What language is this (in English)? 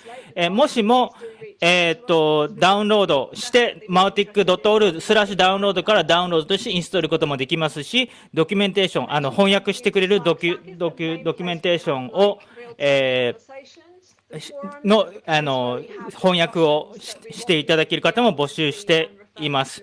Japanese